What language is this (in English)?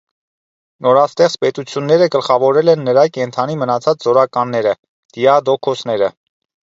Armenian